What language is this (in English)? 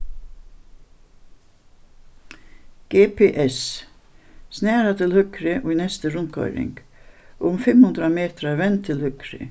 Faroese